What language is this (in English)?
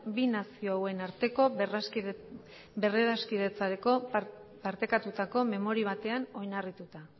Basque